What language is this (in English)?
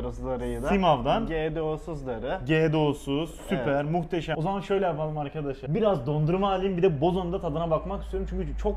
Turkish